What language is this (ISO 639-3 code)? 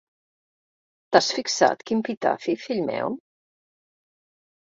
cat